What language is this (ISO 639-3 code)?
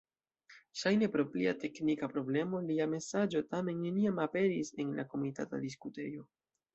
epo